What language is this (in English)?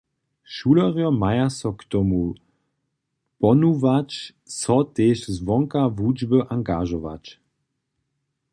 Upper Sorbian